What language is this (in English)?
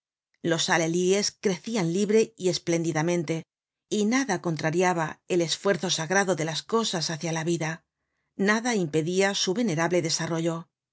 Spanish